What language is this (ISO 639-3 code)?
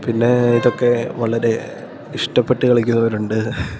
mal